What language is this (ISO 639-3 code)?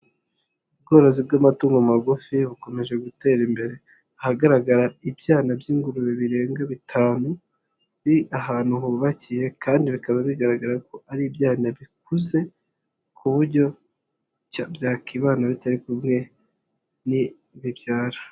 kin